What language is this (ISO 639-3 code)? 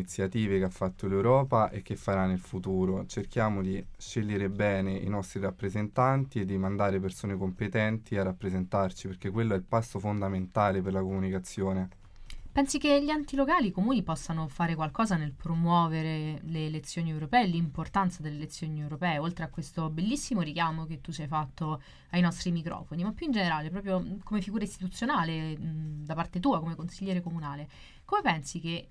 ita